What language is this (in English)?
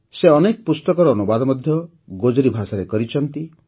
Odia